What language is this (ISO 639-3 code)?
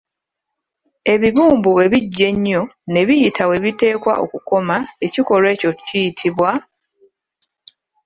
lug